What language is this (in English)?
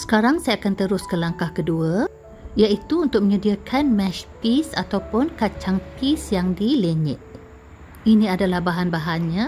Malay